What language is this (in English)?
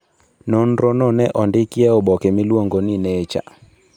Luo (Kenya and Tanzania)